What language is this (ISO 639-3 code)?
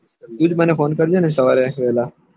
guj